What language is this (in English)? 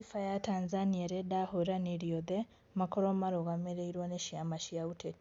Kikuyu